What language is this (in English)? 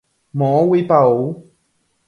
Guarani